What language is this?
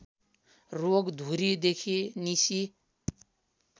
Nepali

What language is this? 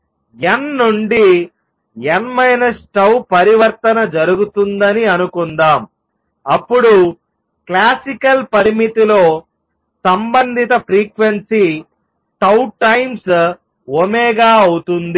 Telugu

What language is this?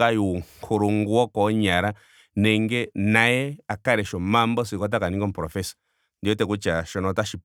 Ndonga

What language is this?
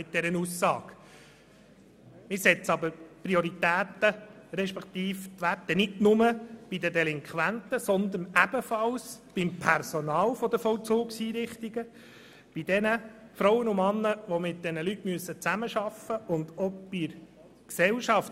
Swiss German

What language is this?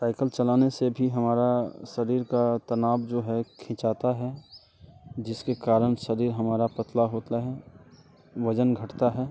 Hindi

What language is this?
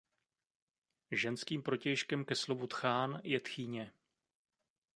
Czech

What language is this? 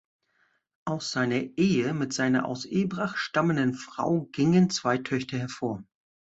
German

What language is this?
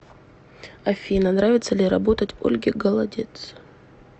Russian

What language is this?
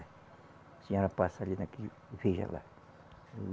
Portuguese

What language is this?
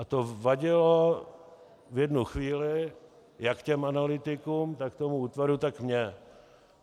Czech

